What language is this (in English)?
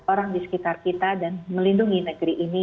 Indonesian